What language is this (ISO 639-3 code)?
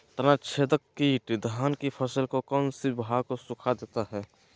mag